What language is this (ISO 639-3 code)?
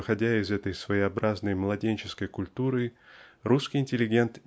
rus